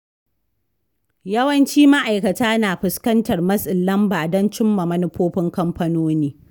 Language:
Hausa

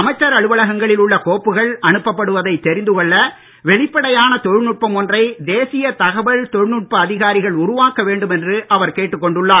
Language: Tamil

